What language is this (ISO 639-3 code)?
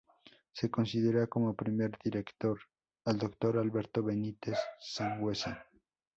spa